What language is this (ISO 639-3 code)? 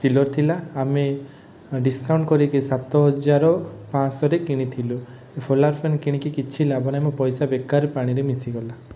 ori